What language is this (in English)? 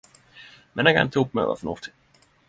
Norwegian Nynorsk